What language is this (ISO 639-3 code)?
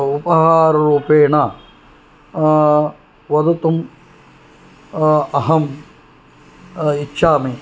san